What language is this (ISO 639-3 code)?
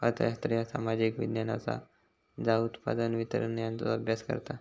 mar